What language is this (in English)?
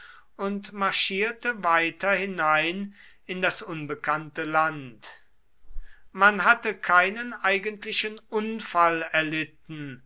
German